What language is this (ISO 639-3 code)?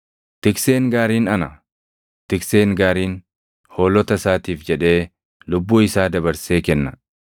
orm